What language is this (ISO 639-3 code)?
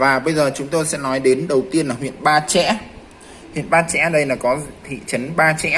vie